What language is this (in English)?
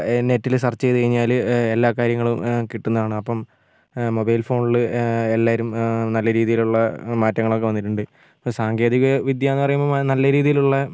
Malayalam